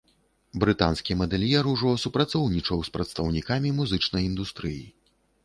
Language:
Belarusian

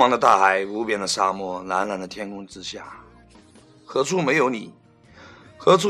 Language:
Chinese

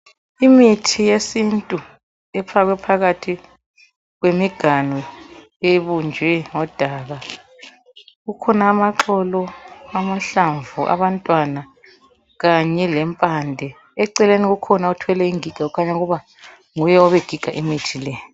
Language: North Ndebele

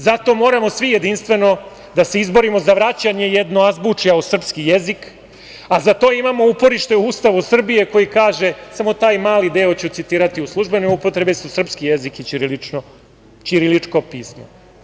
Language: Serbian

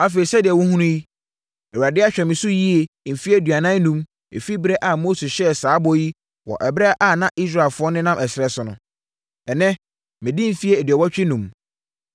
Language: Akan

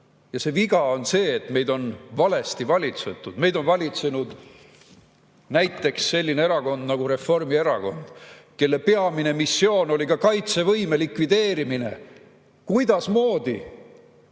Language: Estonian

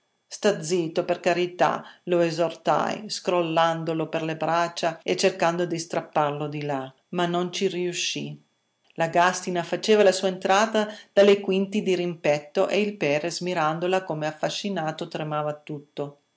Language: Italian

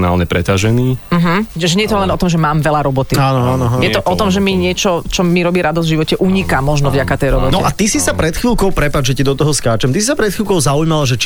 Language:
Slovak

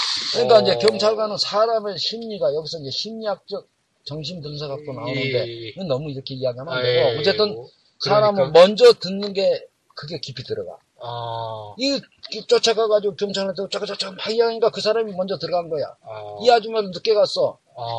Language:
Korean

